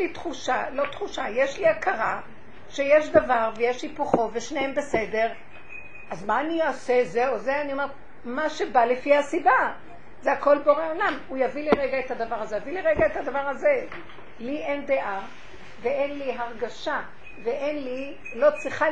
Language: Hebrew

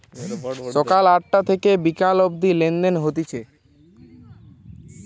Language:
Bangla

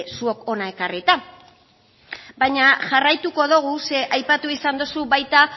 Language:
Basque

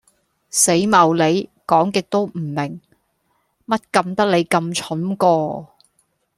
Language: Cantonese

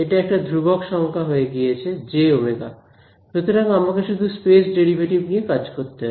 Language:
Bangla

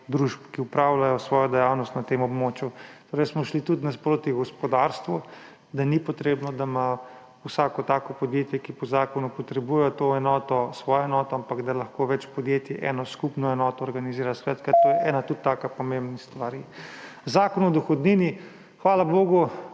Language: Slovenian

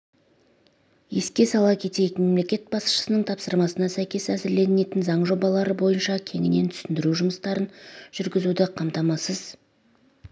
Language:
Kazakh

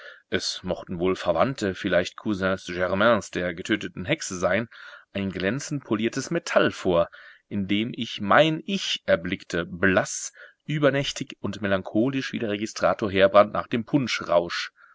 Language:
German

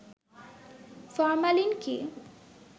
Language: Bangla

